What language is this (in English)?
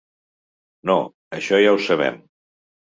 Catalan